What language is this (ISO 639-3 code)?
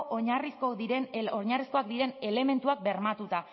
eus